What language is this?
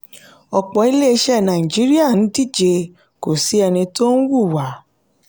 Yoruba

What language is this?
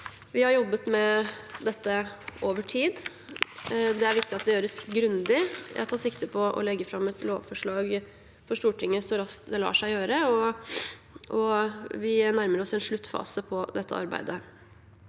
Norwegian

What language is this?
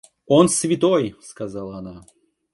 Russian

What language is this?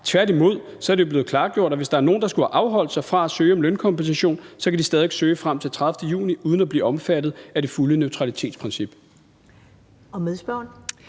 Danish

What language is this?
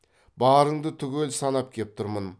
Kazakh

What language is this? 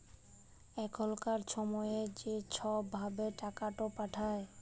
Bangla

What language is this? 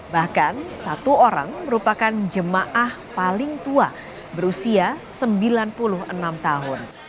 Indonesian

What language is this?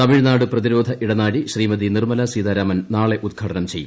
Malayalam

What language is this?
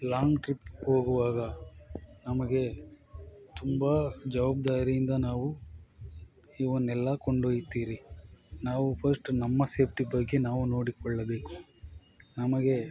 Kannada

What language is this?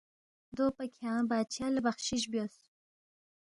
Balti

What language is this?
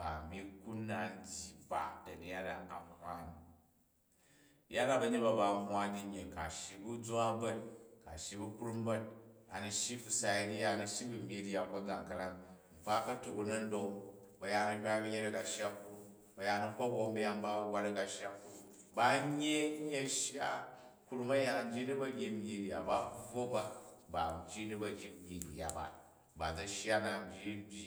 Jju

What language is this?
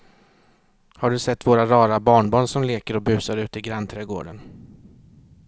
Swedish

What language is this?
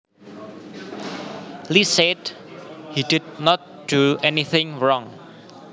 Javanese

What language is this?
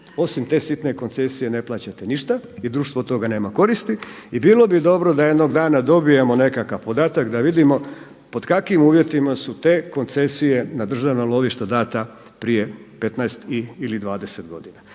Croatian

